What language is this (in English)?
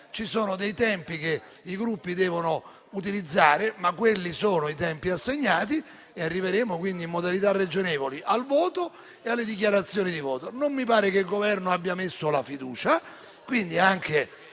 Italian